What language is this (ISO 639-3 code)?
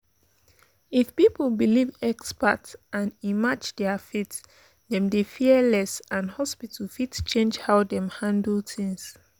pcm